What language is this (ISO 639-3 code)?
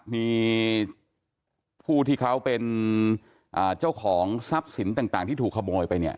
tha